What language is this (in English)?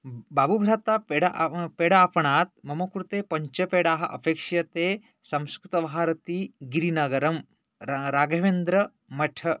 Sanskrit